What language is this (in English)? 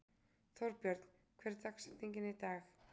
Icelandic